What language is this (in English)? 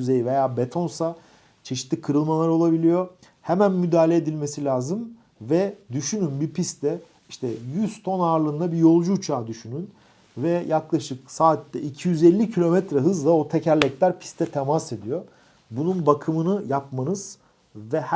Turkish